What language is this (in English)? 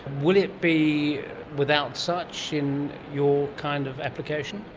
English